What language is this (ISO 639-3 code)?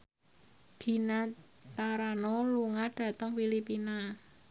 jav